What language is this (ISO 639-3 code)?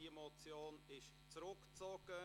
gsw